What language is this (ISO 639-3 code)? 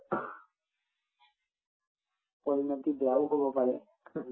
asm